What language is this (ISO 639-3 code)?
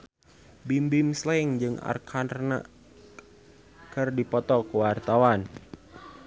sun